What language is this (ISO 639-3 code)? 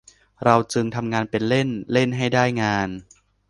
tha